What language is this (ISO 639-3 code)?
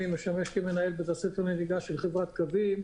heb